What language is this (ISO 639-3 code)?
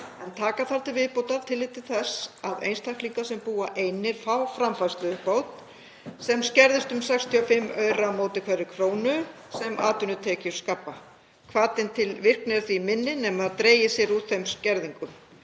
isl